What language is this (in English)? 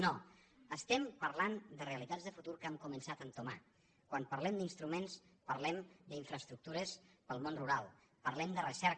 Catalan